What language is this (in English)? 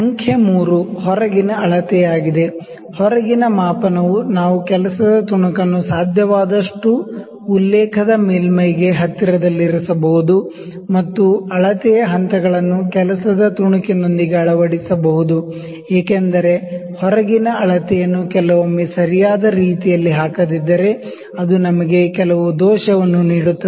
Kannada